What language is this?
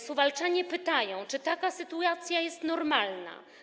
Polish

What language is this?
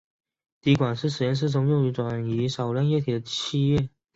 Chinese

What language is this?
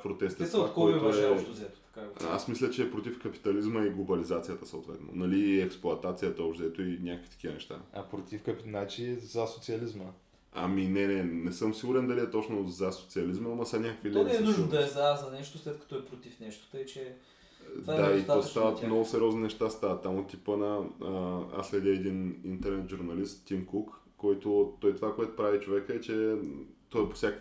Bulgarian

